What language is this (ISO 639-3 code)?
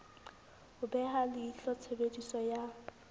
sot